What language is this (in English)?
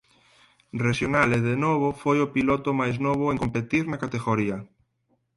Galician